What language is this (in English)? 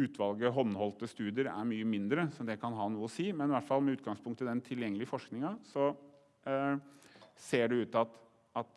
Norwegian